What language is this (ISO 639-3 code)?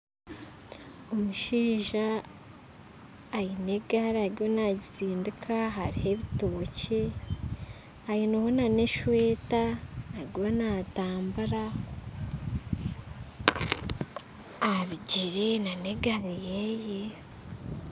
nyn